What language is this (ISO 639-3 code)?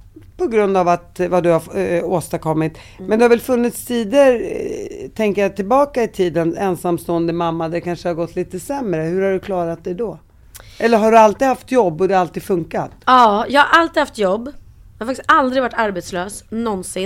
swe